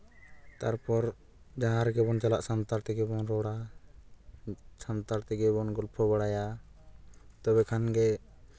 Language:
Santali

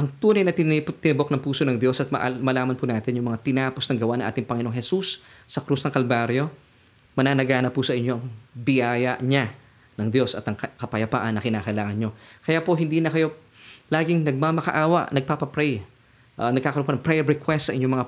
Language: Filipino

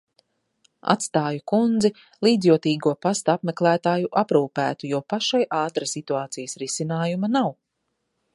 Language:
Latvian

